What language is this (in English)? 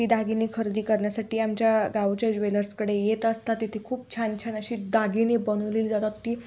Marathi